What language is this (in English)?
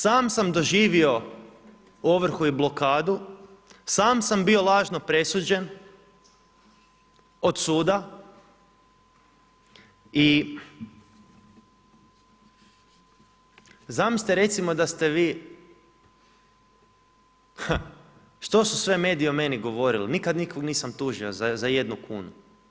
Croatian